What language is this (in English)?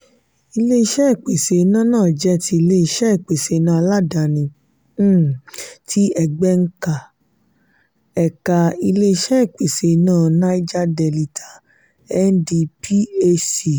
Yoruba